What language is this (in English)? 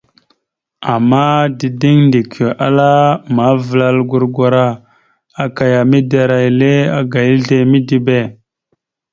Mada (Cameroon)